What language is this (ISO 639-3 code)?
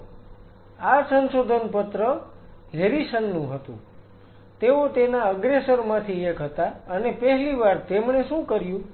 guj